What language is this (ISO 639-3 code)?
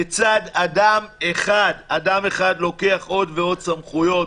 heb